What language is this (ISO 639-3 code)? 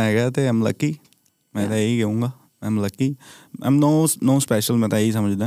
pan